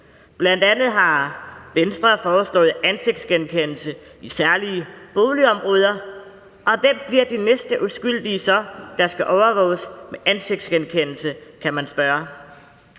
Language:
Danish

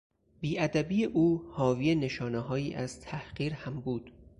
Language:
Persian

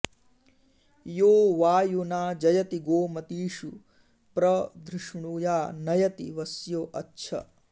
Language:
Sanskrit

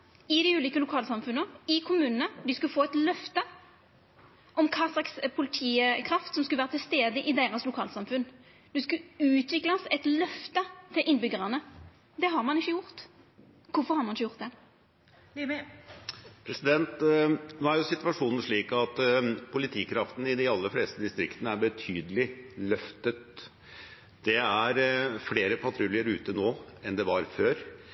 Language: Norwegian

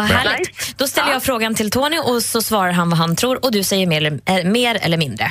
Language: Swedish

